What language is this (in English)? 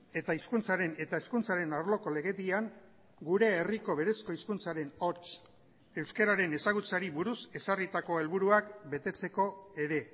Basque